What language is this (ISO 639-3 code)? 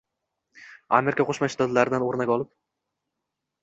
uzb